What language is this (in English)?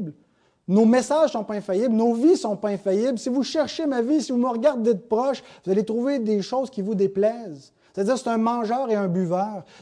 French